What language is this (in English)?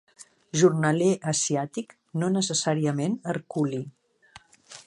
Catalan